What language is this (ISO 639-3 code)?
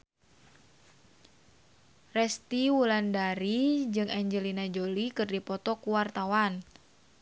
sun